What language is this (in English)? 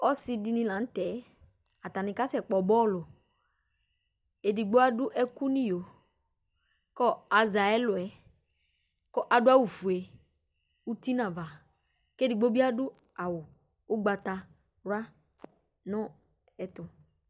Ikposo